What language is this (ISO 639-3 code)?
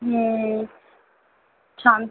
ben